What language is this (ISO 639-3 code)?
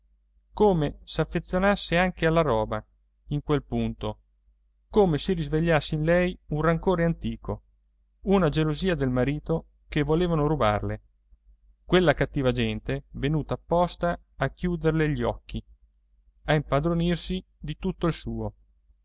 ita